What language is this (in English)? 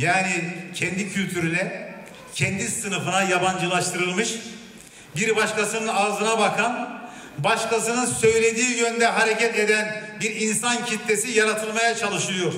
Turkish